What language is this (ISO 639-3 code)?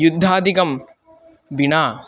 san